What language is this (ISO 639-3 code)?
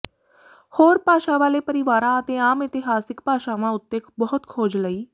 pan